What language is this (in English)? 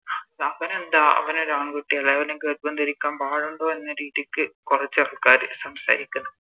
Malayalam